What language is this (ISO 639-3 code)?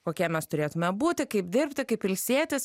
lit